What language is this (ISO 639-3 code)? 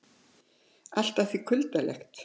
isl